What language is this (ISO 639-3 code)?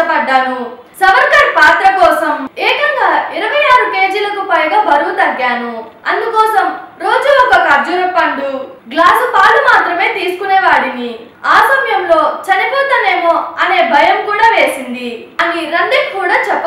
tel